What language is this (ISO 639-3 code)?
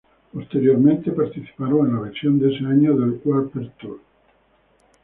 spa